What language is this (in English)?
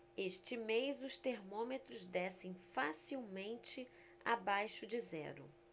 Portuguese